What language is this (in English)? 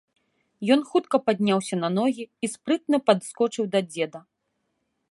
Belarusian